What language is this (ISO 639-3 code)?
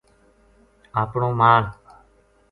gju